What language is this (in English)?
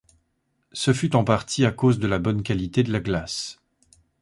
French